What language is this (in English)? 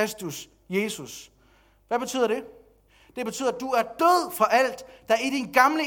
Danish